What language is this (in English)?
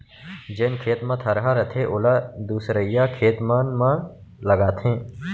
Chhattisgarhi